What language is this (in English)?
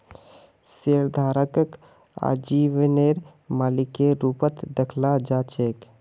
Magahi